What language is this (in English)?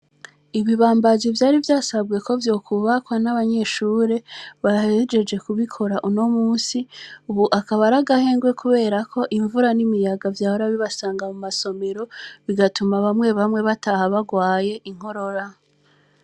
Rundi